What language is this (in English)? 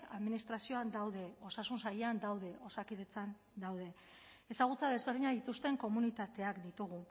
Basque